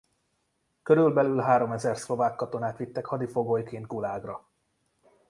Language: Hungarian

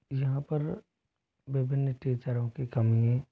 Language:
Hindi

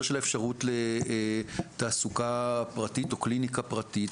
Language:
Hebrew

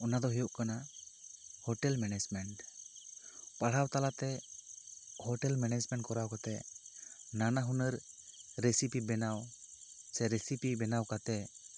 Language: Santali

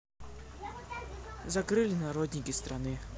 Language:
Russian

